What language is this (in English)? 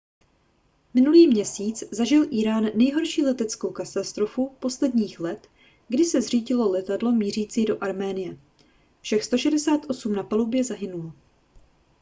Czech